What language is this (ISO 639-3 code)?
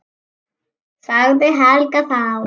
isl